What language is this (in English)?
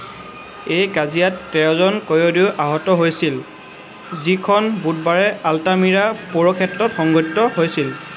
Assamese